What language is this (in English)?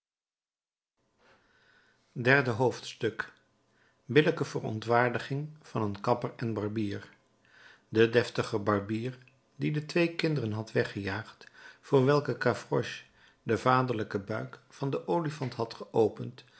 Dutch